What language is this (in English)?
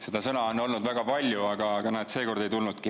Estonian